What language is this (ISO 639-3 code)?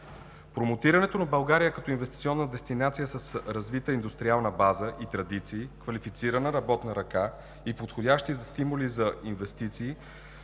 bul